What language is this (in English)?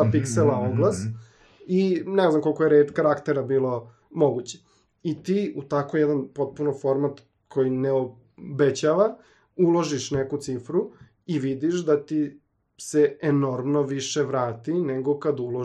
Croatian